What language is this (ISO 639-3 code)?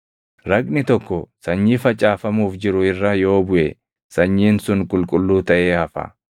orm